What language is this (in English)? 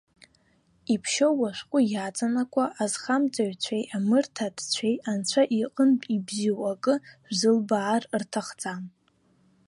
Abkhazian